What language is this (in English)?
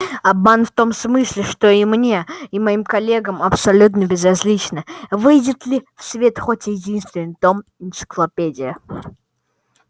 Russian